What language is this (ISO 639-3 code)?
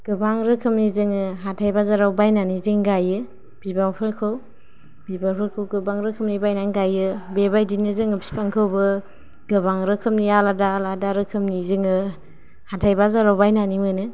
brx